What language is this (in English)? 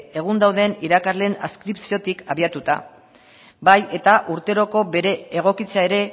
Basque